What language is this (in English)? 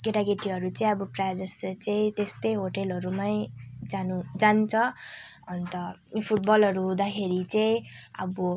Nepali